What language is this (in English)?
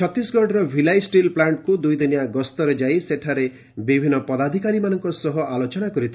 Odia